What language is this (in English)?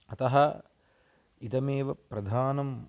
Sanskrit